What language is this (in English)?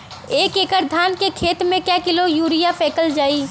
Bhojpuri